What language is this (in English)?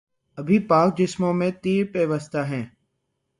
Urdu